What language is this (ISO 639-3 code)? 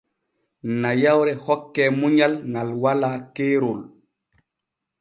fue